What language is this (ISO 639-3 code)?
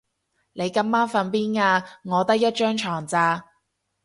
yue